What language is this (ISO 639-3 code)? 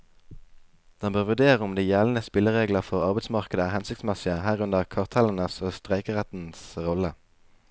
nor